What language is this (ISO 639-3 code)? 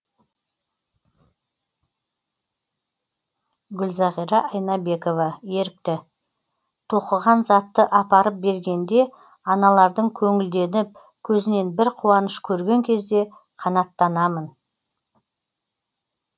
kaz